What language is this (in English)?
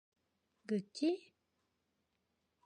Korean